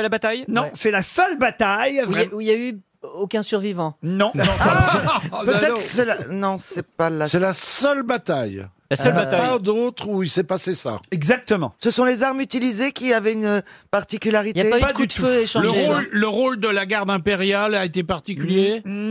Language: French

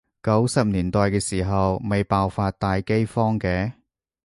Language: Cantonese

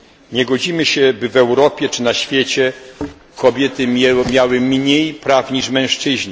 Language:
Polish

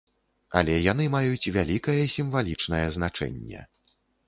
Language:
Belarusian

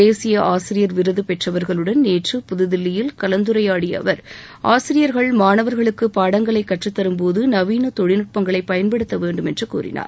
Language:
Tamil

